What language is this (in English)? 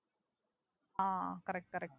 Tamil